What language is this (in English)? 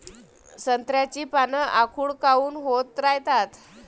Marathi